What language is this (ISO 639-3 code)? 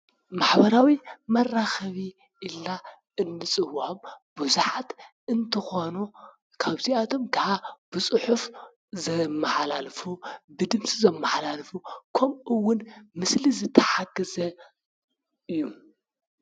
tir